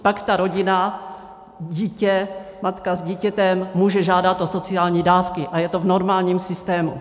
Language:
Czech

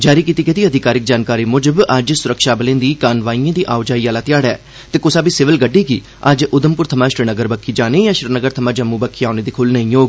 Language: Dogri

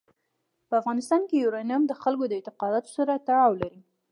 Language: Pashto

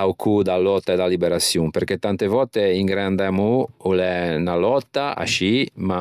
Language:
Ligurian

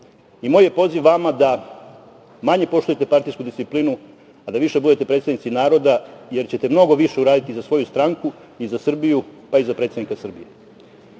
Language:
Serbian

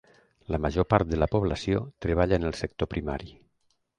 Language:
Catalan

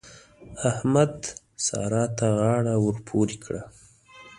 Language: Pashto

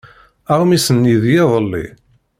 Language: Kabyle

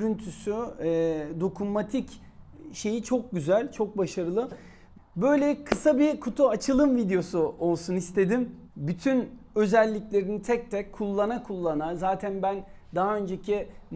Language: Turkish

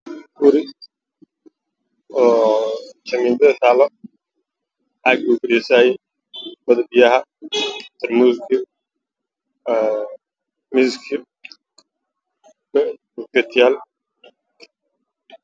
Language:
Somali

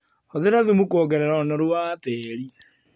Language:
Kikuyu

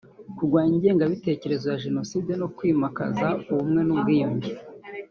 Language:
Kinyarwanda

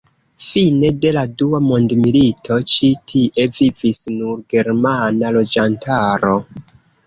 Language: Esperanto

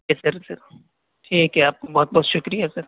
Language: Urdu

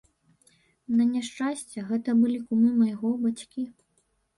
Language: Belarusian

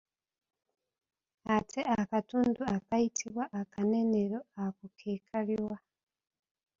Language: Ganda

